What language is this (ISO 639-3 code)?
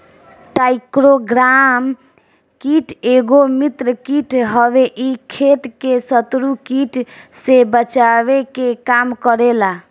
bho